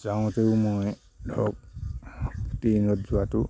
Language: Assamese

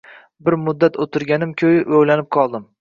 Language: Uzbek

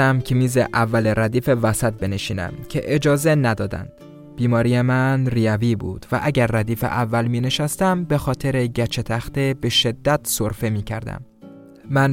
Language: Persian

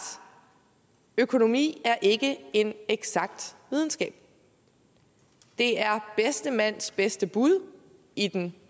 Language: Danish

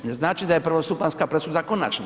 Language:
Croatian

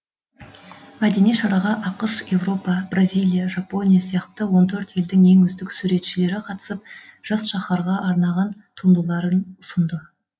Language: Kazakh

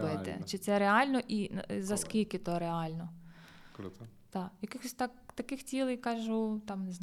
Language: Ukrainian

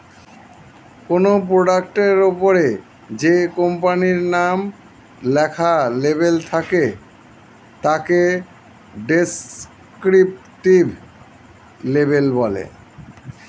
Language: Bangla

